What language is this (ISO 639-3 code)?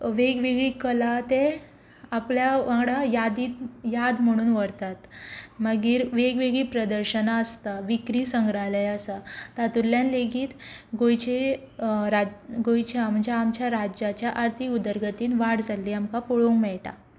kok